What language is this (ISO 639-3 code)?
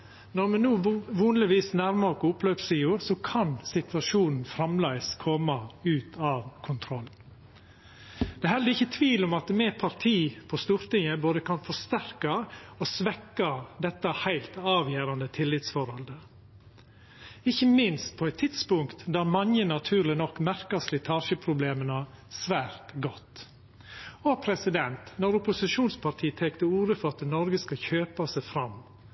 nno